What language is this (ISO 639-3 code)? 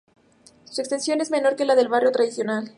spa